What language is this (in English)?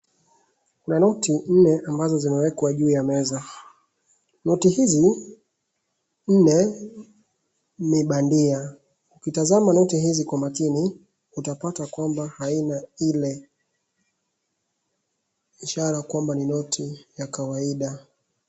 Swahili